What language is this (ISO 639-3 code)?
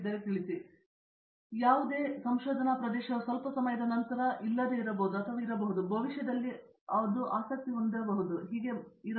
kan